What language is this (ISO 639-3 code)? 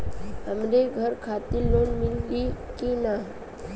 bho